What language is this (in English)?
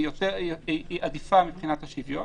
Hebrew